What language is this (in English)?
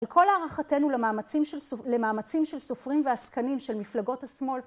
Hebrew